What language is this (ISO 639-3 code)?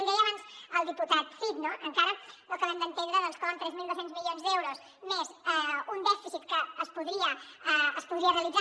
cat